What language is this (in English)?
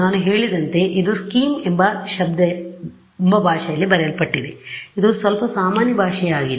Kannada